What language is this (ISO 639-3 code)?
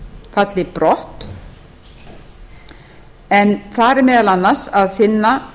isl